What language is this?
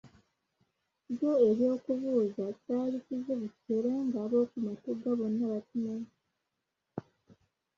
Ganda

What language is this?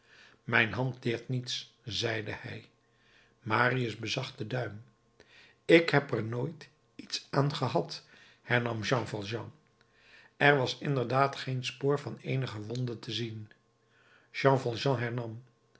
Dutch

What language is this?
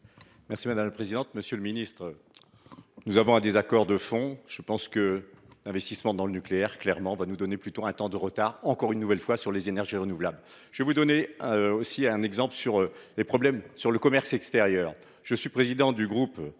French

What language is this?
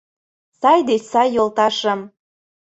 Mari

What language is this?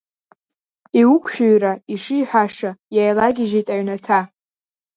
Abkhazian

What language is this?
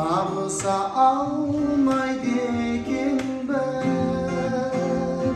Turkish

